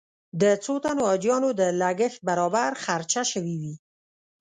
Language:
Pashto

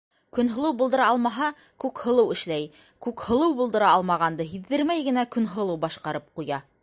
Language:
Bashkir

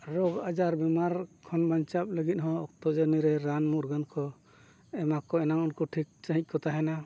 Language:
Santali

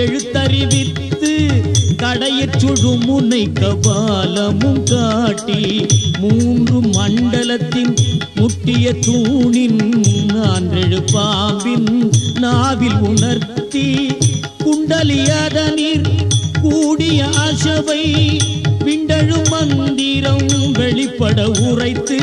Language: Tamil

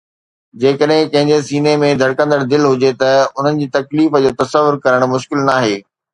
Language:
Sindhi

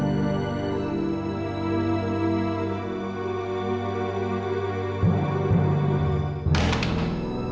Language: Indonesian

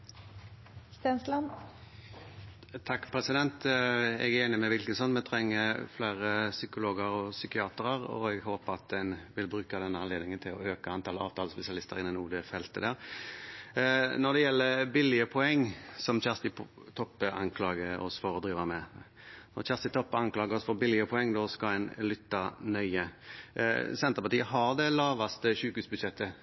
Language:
Norwegian Bokmål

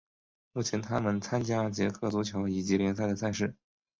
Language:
Chinese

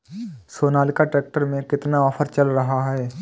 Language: Hindi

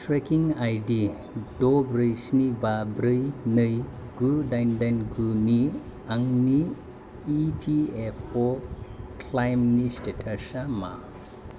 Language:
Bodo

